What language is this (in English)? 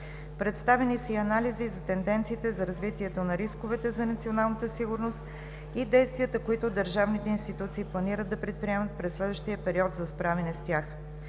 Bulgarian